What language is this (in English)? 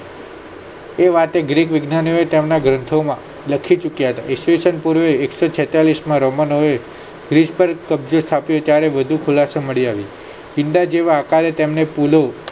Gujarati